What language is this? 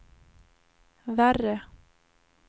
Swedish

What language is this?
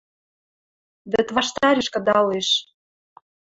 Western Mari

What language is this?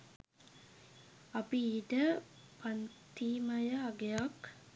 Sinhala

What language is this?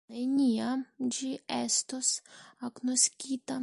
Esperanto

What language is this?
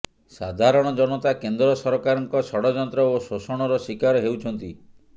Odia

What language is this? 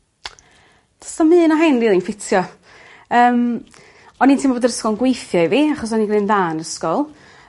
Welsh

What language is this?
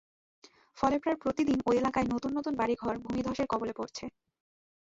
Bangla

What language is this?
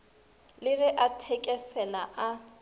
Northern Sotho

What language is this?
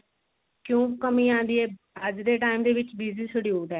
Punjabi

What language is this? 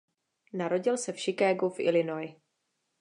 Czech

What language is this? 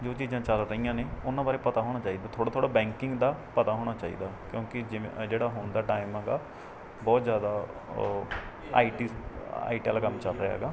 Punjabi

